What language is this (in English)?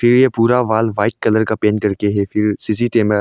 Hindi